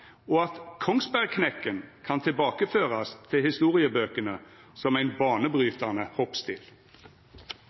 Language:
Norwegian Nynorsk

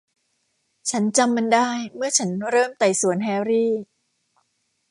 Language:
Thai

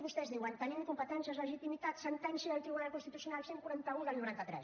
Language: Catalan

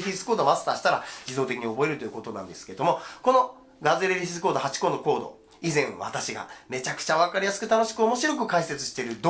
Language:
Japanese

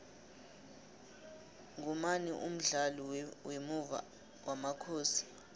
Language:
South Ndebele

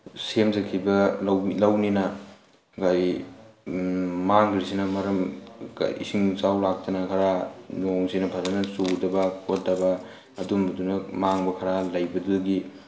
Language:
Manipuri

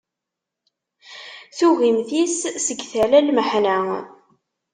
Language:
Kabyle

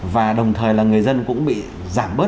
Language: Vietnamese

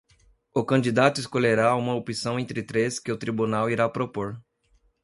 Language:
Portuguese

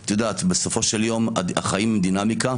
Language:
Hebrew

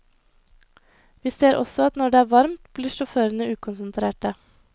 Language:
Norwegian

